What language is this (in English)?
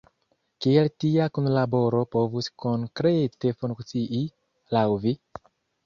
Esperanto